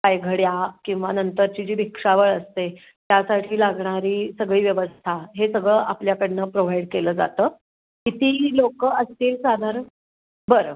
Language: Marathi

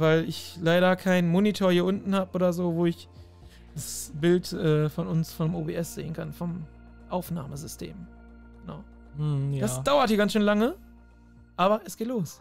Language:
German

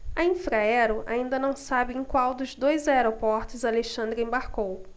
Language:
Portuguese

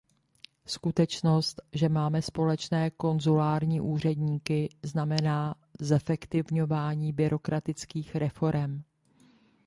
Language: Czech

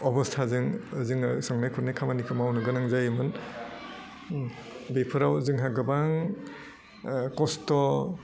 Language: Bodo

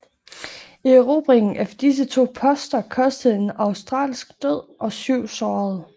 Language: Danish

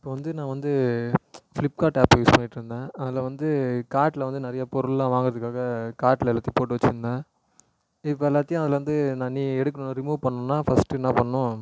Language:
Tamil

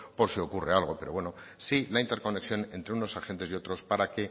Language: Spanish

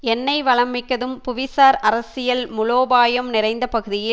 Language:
Tamil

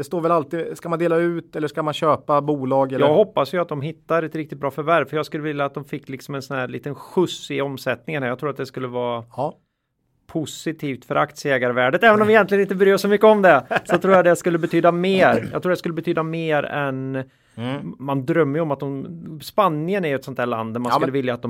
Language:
Swedish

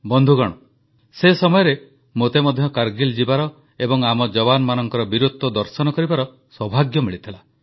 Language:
Odia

